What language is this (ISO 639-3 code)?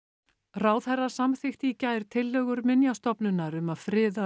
isl